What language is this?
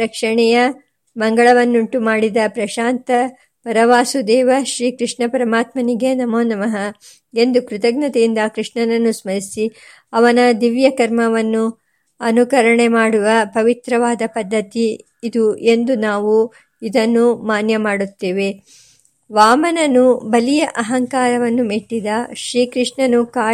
Kannada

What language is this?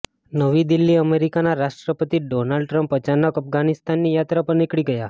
Gujarati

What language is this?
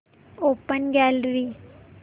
Marathi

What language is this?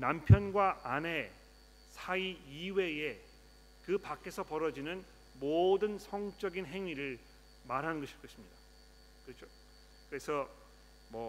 Korean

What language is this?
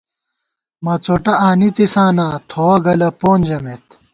Gawar-Bati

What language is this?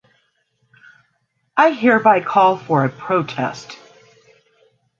English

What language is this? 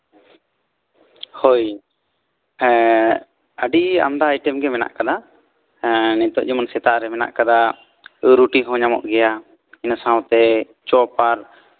Santali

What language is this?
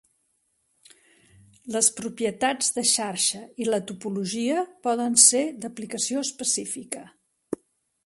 Catalan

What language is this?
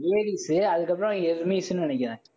Tamil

